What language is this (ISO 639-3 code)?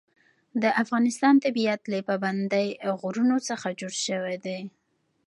pus